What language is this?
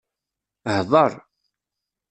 Kabyle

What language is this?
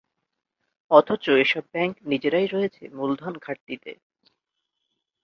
Bangla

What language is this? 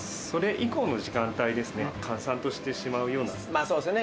Japanese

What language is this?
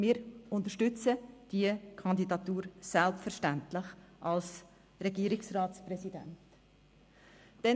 Swiss German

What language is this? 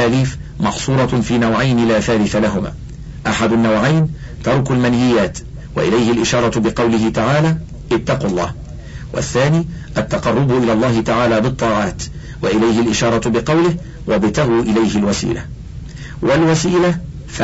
Arabic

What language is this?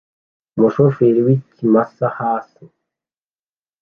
Kinyarwanda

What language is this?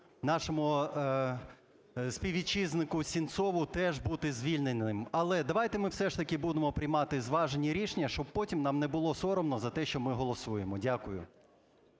Ukrainian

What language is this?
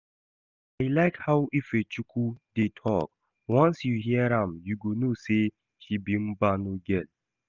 Nigerian Pidgin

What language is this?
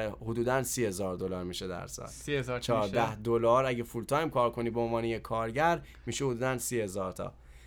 Persian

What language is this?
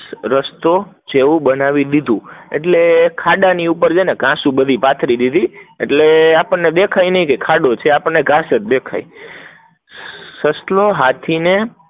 Gujarati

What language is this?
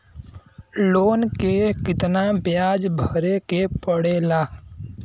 Bhojpuri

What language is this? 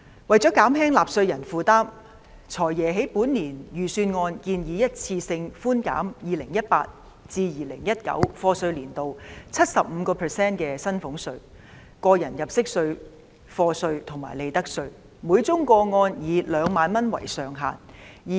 Cantonese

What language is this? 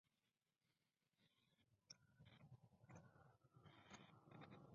Spanish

